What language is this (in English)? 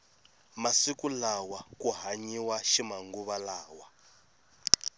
Tsonga